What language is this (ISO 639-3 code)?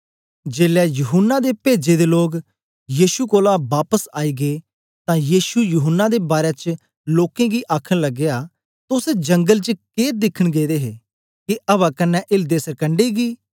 doi